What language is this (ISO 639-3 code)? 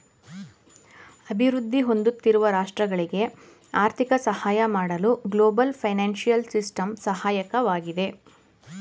kan